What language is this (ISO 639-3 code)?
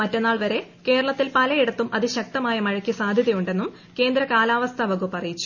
mal